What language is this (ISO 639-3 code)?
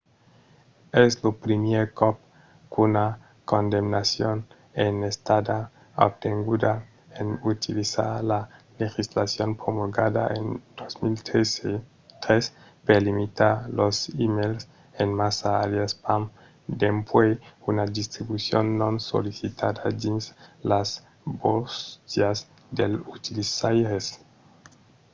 oci